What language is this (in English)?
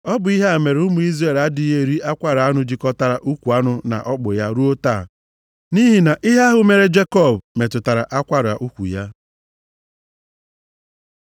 Igbo